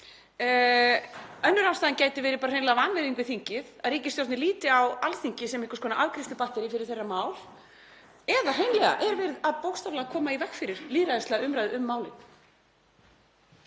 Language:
Icelandic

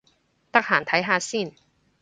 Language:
Cantonese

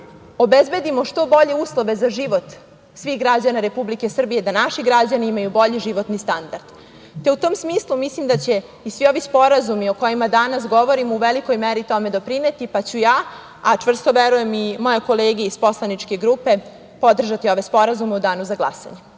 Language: Serbian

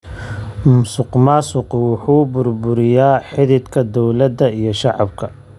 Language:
Somali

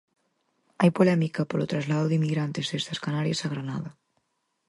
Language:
Galician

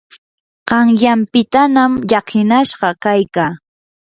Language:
Yanahuanca Pasco Quechua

